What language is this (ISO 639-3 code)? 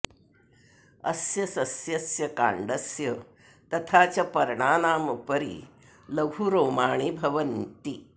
san